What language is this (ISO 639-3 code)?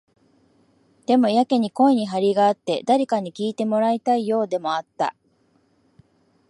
jpn